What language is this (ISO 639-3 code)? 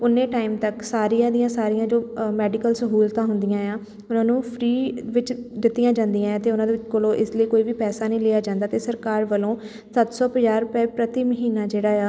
pan